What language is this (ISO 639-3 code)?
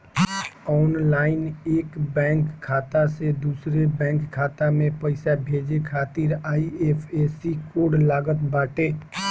bho